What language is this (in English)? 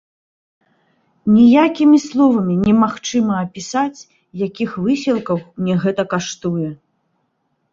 Belarusian